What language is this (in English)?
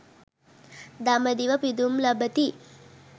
Sinhala